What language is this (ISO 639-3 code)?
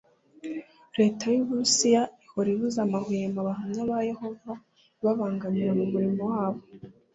kin